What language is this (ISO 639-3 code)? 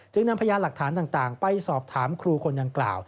tha